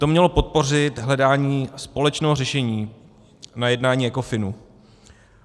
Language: Czech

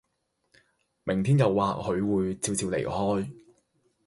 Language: Cantonese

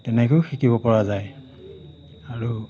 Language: Assamese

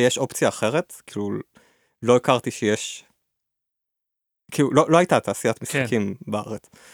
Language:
Hebrew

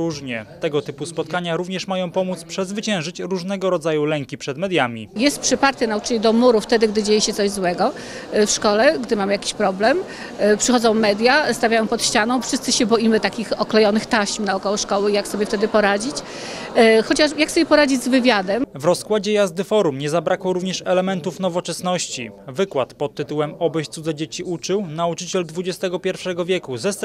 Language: Polish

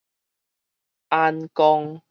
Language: Min Nan Chinese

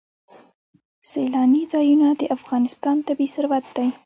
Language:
Pashto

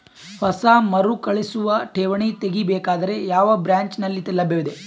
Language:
Kannada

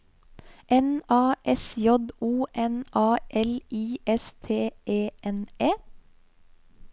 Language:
Norwegian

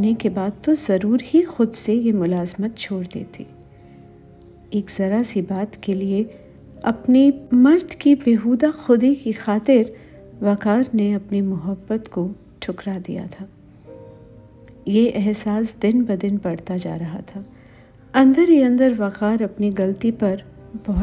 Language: Hindi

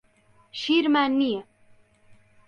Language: Central Kurdish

